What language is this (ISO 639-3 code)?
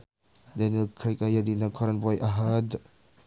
sun